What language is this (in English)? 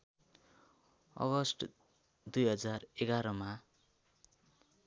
Nepali